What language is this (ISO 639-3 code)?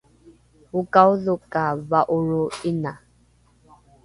dru